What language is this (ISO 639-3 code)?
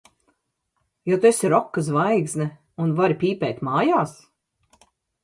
lav